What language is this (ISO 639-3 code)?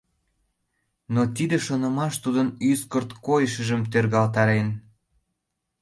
chm